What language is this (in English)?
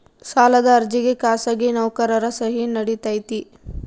Kannada